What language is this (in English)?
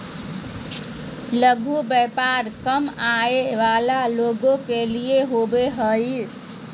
Magahi